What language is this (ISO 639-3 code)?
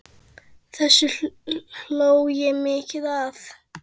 isl